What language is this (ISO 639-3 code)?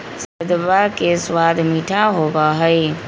mag